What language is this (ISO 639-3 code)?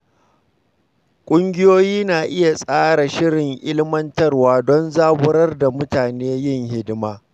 hau